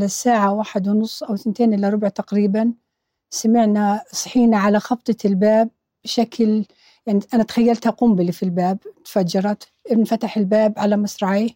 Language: Arabic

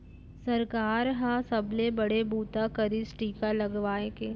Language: Chhattisgarhi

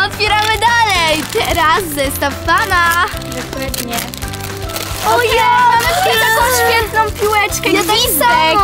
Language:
Polish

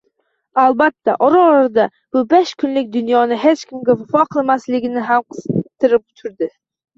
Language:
Uzbek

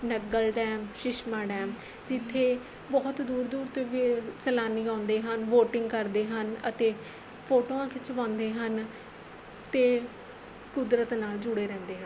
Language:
Punjabi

